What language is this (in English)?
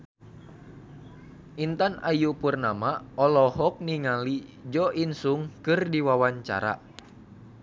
Sundanese